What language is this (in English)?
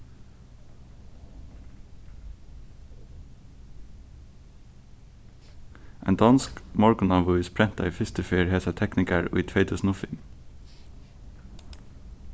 Faroese